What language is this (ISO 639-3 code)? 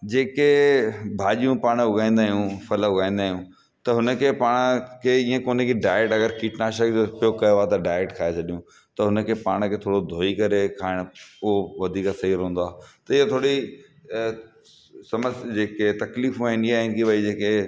snd